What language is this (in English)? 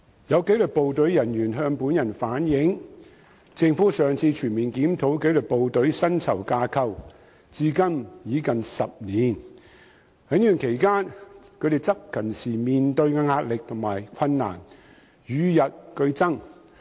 Cantonese